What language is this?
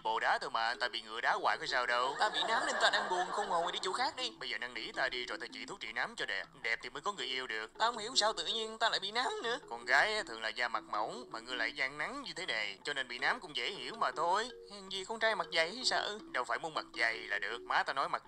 Vietnamese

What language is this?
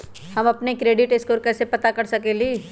Magahi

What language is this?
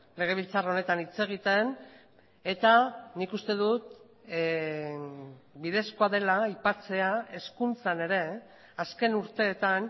Basque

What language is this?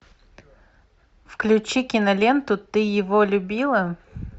Russian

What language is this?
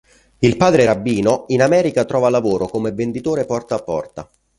Italian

